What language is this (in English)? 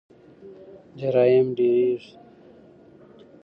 Pashto